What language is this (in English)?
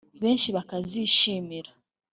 Kinyarwanda